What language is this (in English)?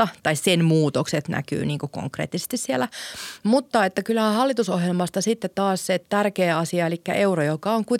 Finnish